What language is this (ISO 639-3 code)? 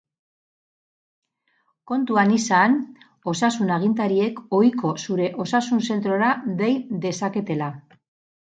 eus